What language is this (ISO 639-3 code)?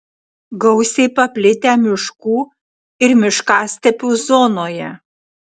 lit